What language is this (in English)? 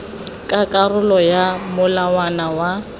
Tswana